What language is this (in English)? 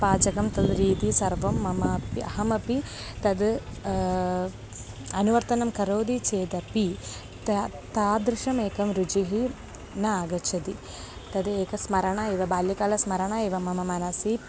Sanskrit